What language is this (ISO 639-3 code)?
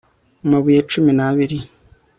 kin